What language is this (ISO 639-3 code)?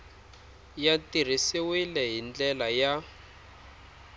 tso